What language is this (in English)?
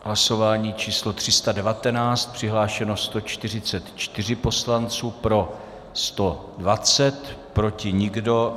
Czech